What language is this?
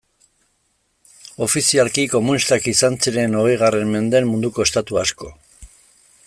Basque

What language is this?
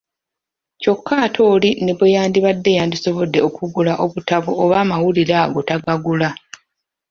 Ganda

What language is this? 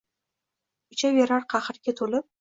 Uzbek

